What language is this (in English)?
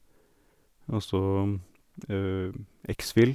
Norwegian